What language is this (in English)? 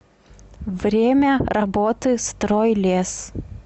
Russian